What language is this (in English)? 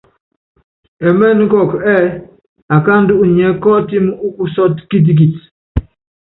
Yangben